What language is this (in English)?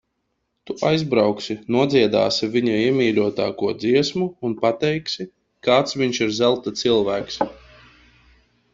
Latvian